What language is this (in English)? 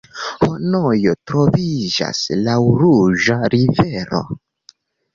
Esperanto